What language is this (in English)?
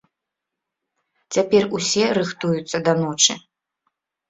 Belarusian